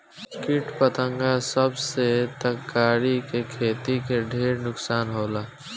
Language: Bhojpuri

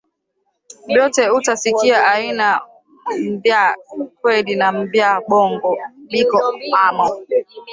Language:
Swahili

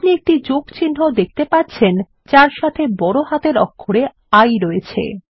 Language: Bangla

